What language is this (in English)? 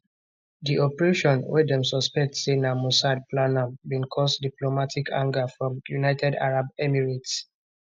Nigerian Pidgin